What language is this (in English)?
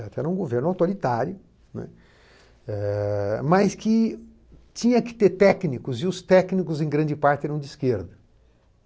Portuguese